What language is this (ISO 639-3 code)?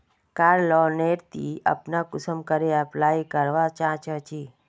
mag